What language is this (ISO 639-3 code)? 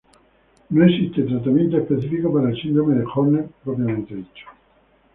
spa